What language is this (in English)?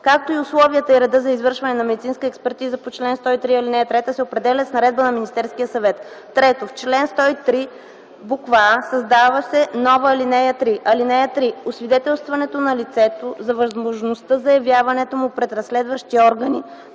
Bulgarian